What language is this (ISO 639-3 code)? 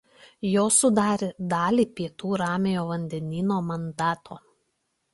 lit